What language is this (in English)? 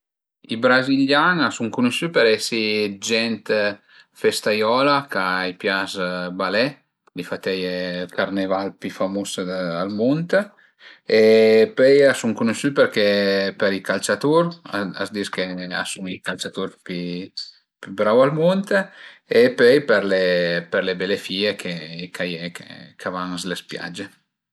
Piedmontese